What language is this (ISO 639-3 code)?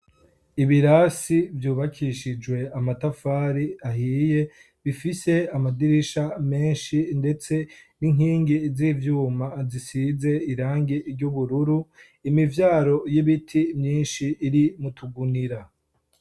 run